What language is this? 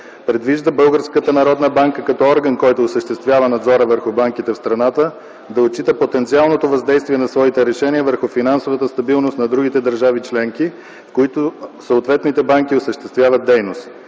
Bulgarian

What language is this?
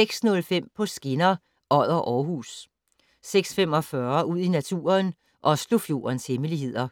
Danish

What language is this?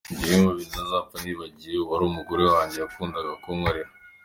Kinyarwanda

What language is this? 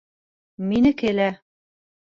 Bashkir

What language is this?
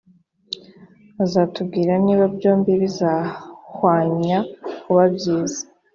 Kinyarwanda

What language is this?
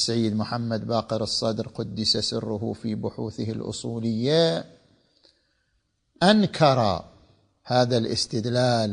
Arabic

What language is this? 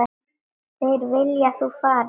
Icelandic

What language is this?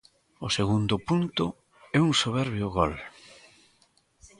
Galician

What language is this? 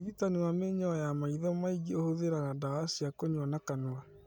Kikuyu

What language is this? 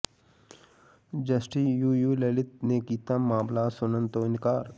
Punjabi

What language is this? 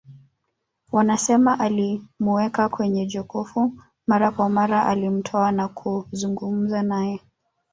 Swahili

